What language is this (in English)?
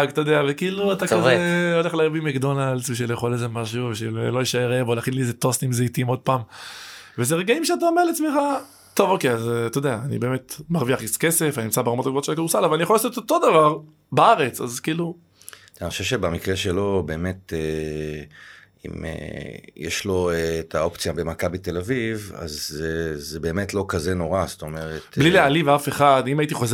Hebrew